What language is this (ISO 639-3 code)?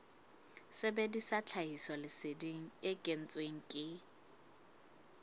sot